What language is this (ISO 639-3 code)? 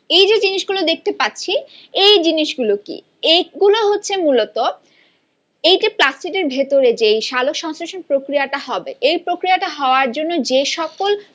ben